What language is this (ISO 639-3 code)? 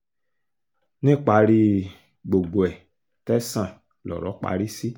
yor